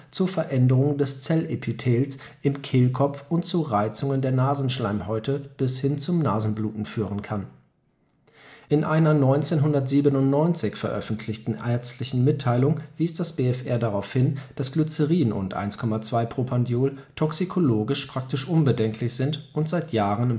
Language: German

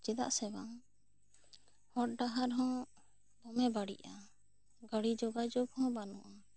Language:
Santali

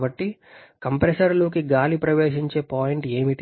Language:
Telugu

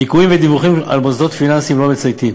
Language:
Hebrew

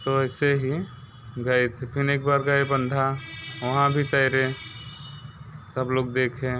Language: Hindi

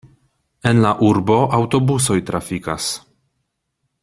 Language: Esperanto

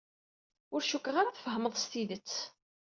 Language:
Kabyle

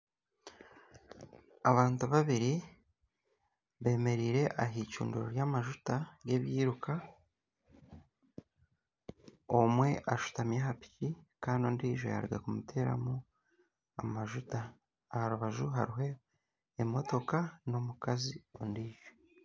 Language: Nyankole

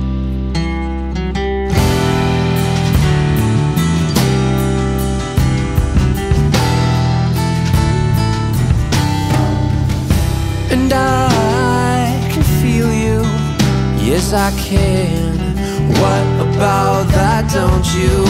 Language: English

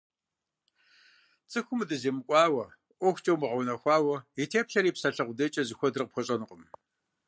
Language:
Kabardian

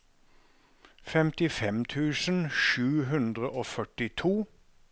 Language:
Norwegian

